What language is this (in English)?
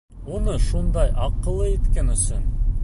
Bashkir